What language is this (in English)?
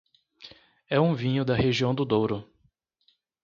Portuguese